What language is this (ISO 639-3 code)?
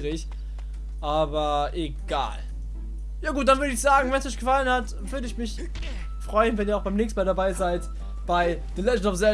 deu